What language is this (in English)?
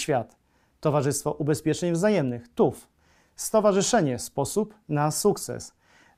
Polish